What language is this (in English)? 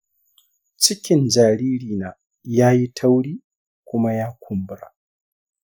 Hausa